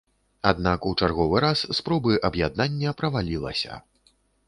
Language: Belarusian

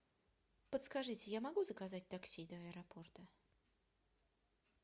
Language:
Russian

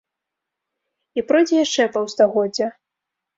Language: Belarusian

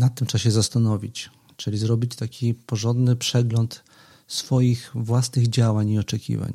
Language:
Polish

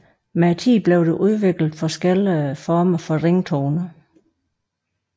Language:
Danish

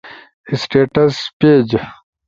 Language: Ushojo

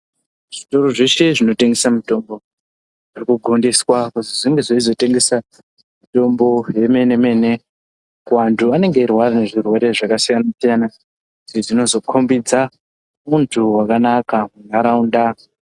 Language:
Ndau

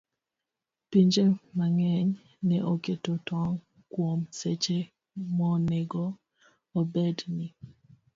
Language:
Luo (Kenya and Tanzania)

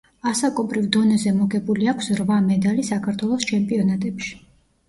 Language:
Georgian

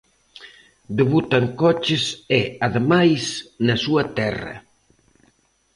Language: Galician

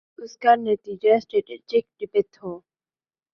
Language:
Urdu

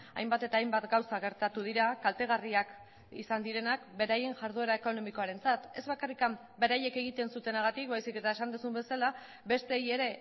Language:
Basque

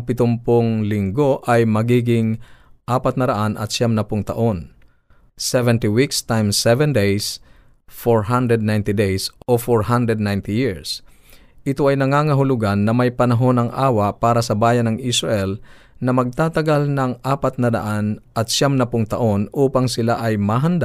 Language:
Filipino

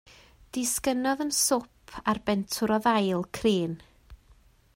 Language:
Welsh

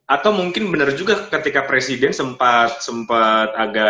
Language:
Indonesian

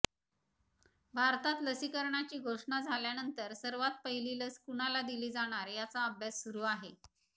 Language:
Marathi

